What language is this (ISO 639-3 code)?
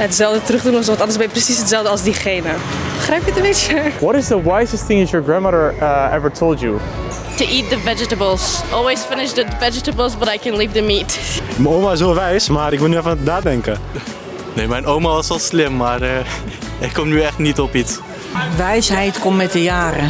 nld